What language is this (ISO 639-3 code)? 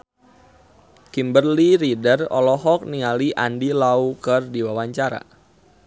sun